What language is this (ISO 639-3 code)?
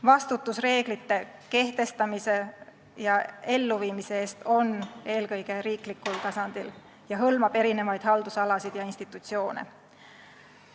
est